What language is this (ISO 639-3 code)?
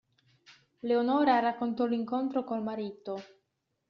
ita